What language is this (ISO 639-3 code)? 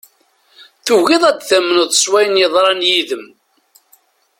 kab